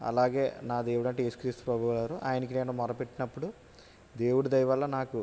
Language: Telugu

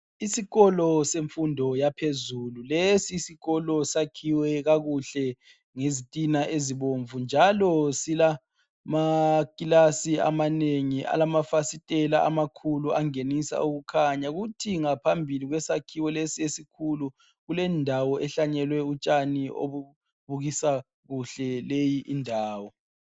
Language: North Ndebele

